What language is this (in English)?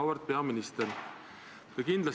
Estonian